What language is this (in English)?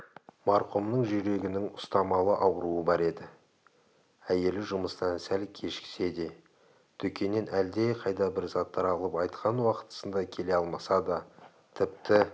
Kazakh